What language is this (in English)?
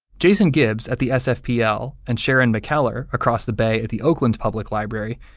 English